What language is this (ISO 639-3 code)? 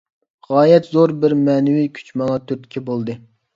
uig